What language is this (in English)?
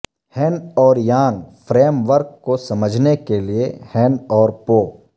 Urdu